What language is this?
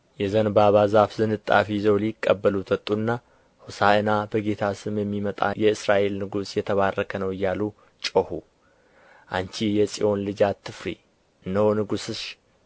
Amharic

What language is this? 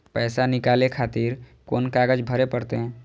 Maithili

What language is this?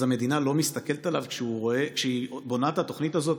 Hebrew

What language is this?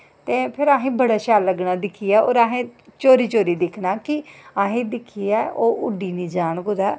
Dogri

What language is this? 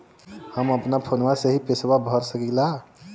Bhojpuri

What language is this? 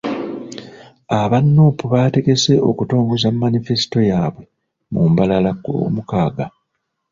Ganda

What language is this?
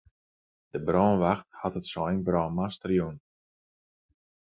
Western Frisian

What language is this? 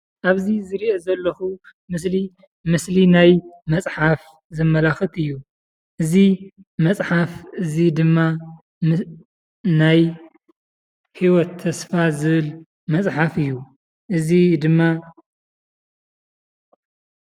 Tigrinya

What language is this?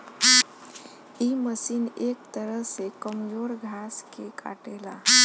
Bhojpuri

